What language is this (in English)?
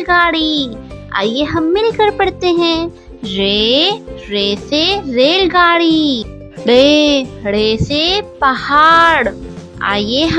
Hindi